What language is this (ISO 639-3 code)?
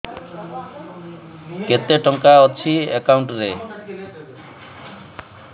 ori